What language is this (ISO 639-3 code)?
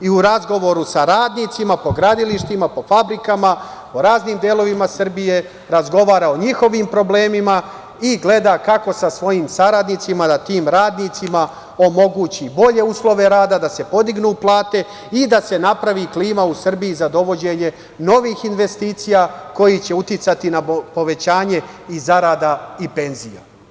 srp